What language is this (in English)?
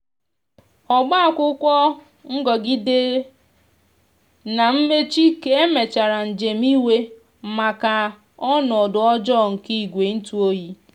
Igbo